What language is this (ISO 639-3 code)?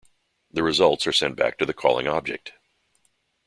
eng